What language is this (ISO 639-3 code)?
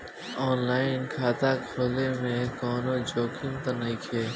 bho